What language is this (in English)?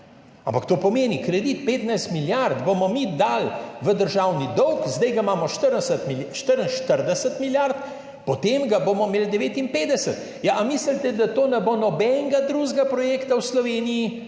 Slovenian